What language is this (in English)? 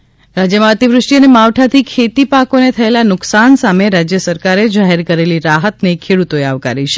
Gujarati